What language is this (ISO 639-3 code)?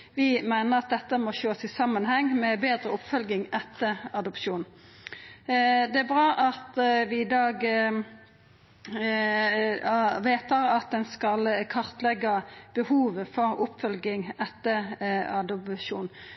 nno